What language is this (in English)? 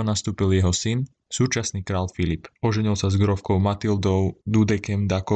Slovak